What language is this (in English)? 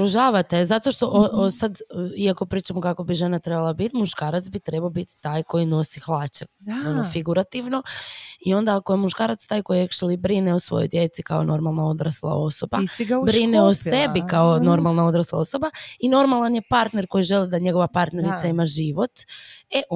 Croatian